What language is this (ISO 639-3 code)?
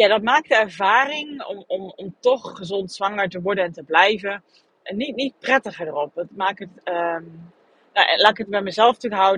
nld